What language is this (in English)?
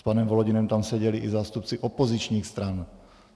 Czech